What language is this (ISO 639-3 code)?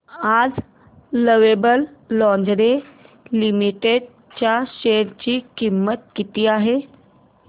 mar